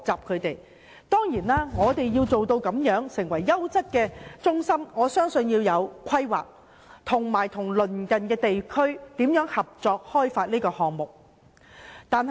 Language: Cantonese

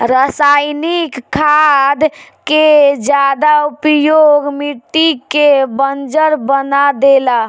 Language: Bhojpuri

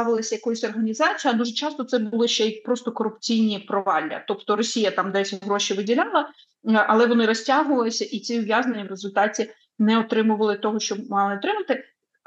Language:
Ukrainian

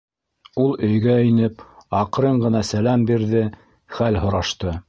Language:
Bashkir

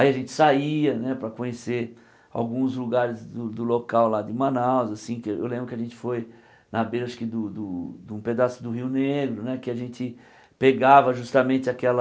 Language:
Portuguese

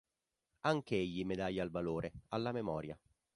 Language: Italian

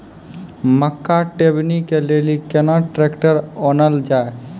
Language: Maithili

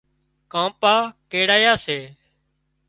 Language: Wadiyara Koli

